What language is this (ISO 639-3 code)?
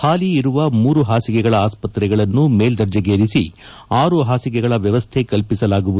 kan